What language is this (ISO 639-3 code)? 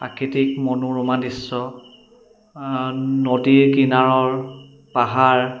asm